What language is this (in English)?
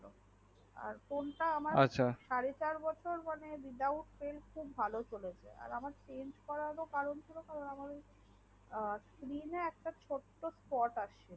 Bangla